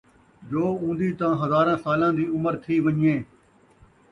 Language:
Saraiki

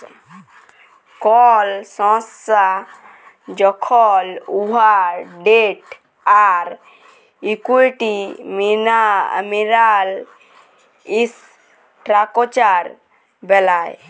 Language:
Bangla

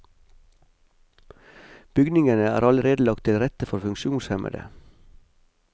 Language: Norwegian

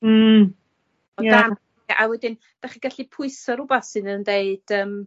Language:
Welsh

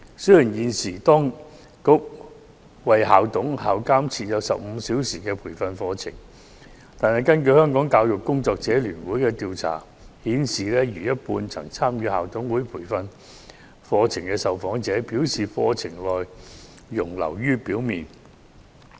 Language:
Cantonese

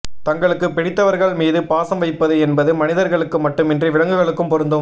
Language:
Tamil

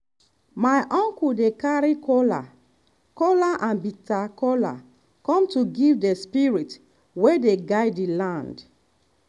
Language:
Nigerian Pidgin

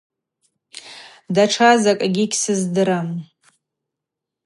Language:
Abaza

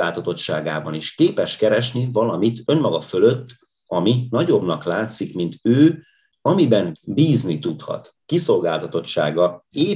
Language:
Hungarian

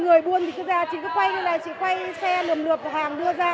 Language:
Vietnamese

